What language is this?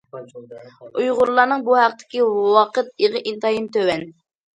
Uyghur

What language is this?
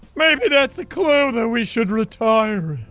English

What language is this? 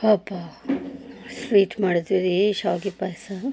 Kannada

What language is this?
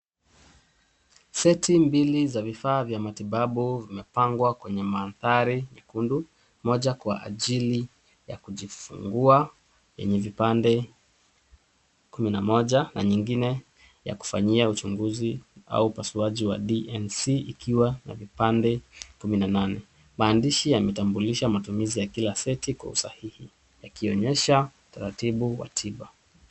Swahili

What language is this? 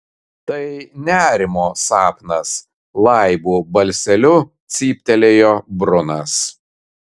Lithuanian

